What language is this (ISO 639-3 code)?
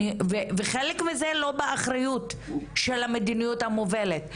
heb